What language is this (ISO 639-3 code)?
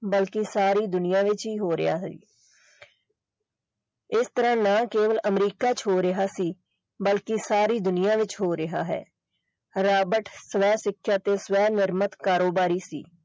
pan